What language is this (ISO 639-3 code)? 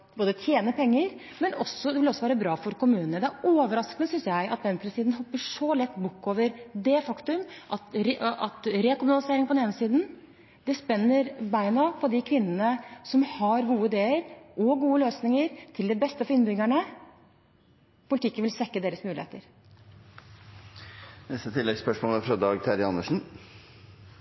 nor